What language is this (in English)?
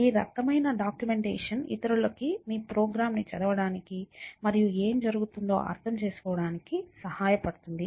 Telugu